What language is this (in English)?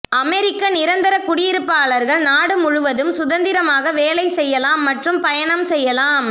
Tamil